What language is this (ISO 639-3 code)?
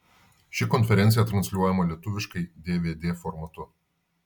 lit